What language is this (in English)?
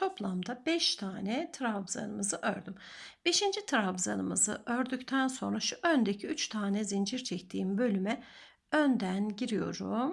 Turkish